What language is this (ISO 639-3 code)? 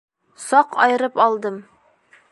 bak